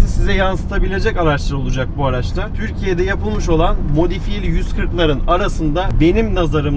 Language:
Turkish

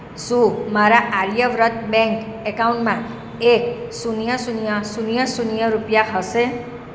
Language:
Gujarati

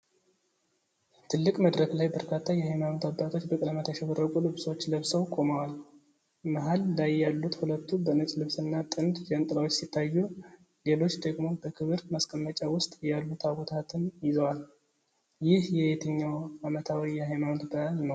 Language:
Amharic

